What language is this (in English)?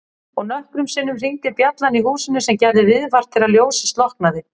Icelandic